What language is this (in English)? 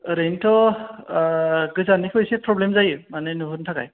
Bodo